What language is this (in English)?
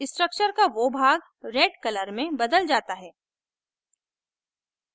Hindi